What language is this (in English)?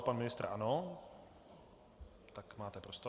Czech